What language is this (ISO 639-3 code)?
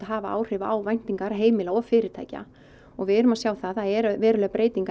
isl